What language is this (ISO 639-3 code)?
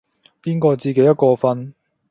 yue